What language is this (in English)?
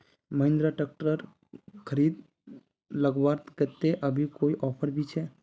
Magahi